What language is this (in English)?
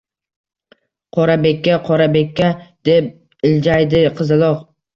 Uzbek